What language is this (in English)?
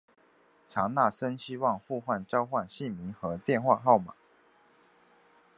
Chinese